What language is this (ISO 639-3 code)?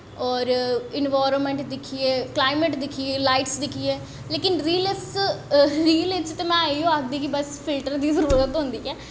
doi